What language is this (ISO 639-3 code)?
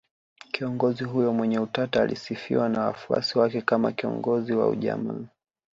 swa